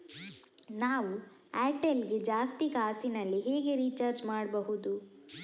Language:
Kannada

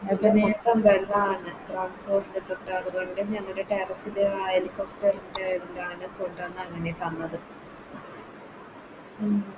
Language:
Malayalam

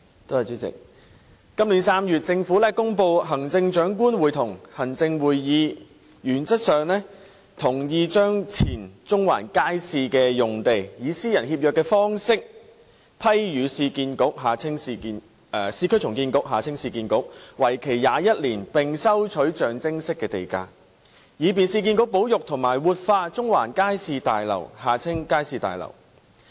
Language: Cantonese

